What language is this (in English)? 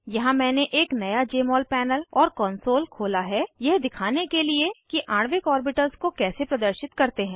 Hindi